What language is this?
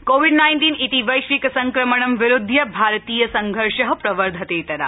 Sanskrit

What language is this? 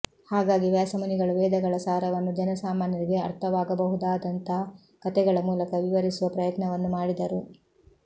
Kannada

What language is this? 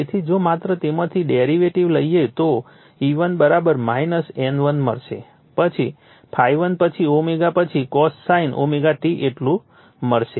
Gujarati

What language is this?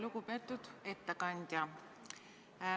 Estonian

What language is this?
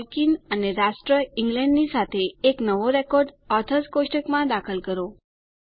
Gujarati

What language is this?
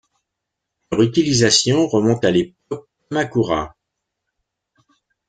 French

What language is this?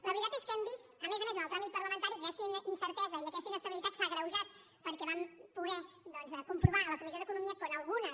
Catalan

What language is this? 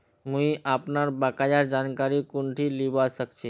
Magahi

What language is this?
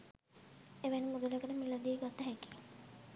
Sinhala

